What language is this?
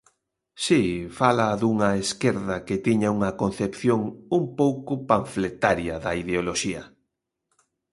Galician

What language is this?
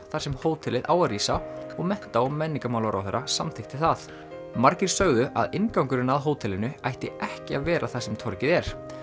Icelandic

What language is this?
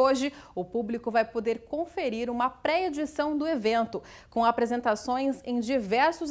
Portuguese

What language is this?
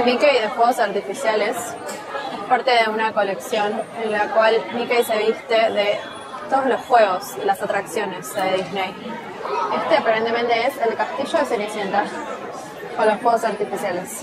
Spanish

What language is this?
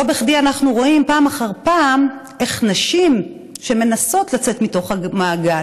Hebrew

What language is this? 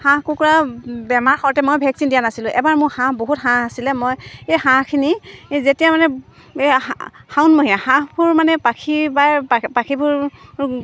Assamese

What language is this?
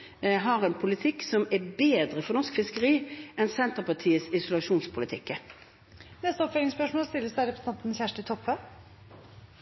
Norwegian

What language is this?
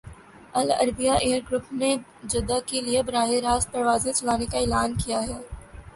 Urdu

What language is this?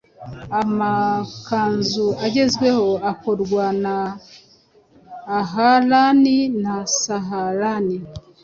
Kinyarwanda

